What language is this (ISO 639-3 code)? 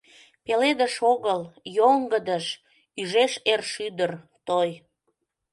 chm